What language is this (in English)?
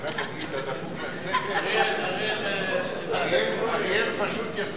Hebrew